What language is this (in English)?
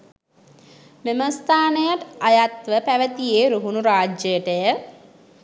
Sinhala